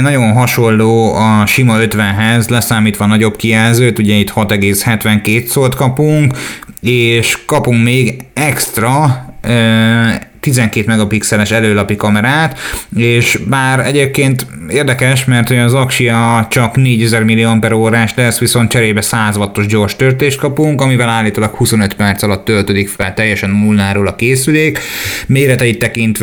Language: Hungarian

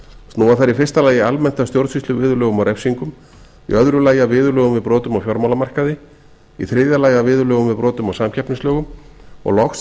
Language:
Icelandic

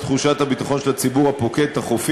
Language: Hebrew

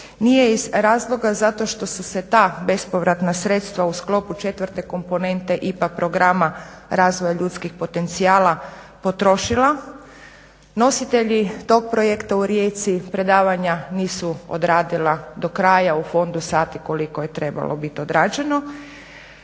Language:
Croatian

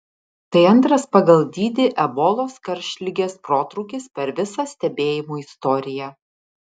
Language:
Lithuanian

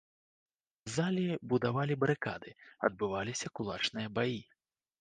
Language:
Belarusian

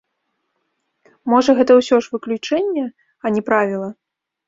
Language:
Belarusian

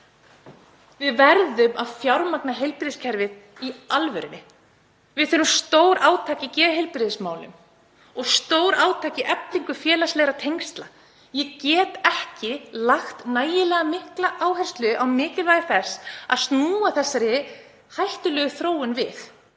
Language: Icelandic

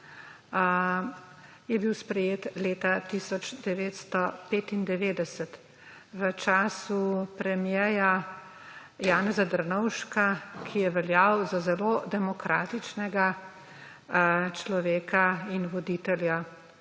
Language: Slovenian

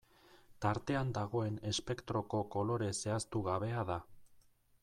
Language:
Basque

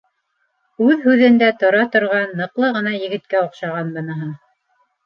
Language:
Bashkir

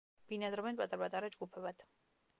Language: Georgian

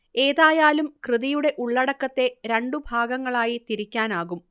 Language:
Malayalam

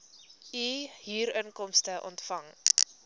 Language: Afrikaans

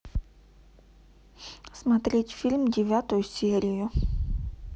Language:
Russian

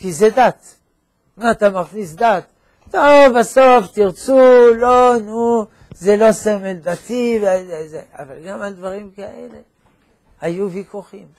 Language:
Hebrew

